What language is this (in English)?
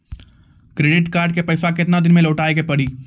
Maithili